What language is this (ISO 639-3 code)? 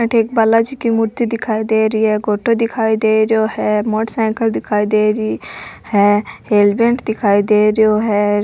raj